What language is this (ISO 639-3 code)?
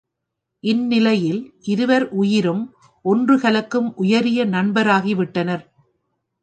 tam